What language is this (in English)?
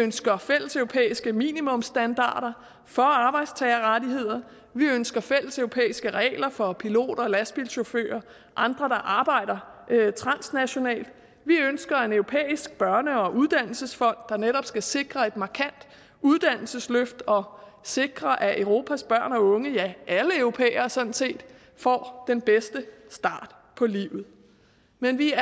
Danish